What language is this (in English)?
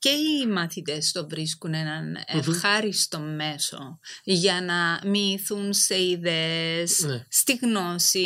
Greek